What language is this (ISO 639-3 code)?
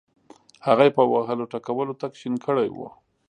pus